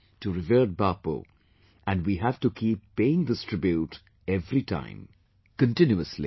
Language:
English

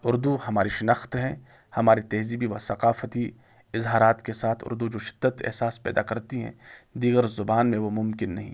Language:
Urdu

